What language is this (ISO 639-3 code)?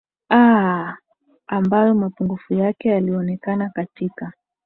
swa